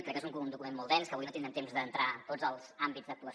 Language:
Catalan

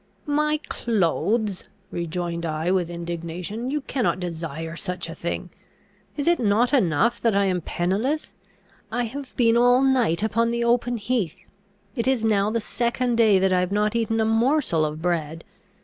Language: English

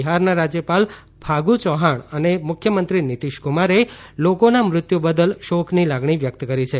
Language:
Gujarati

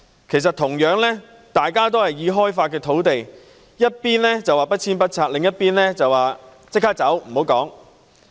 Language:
Cantonese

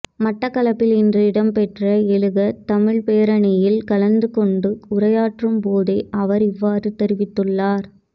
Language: Tamil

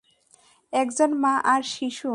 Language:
Bangla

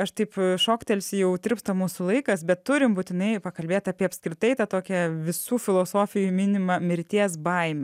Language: Lithuanian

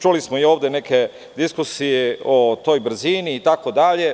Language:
Serbian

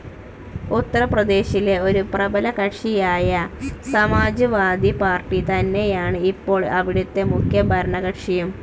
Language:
Malayalam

